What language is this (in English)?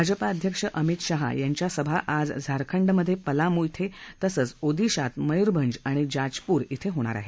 Marathi